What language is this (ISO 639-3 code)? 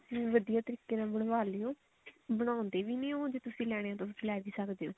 pan